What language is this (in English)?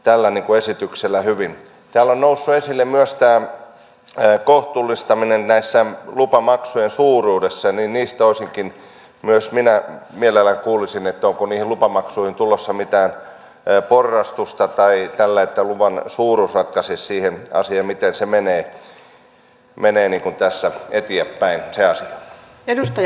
Finnish